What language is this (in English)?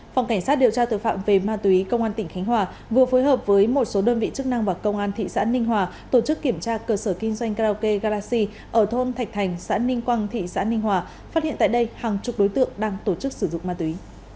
Vietnamese